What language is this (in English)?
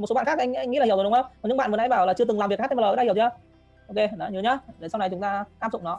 Vietnamese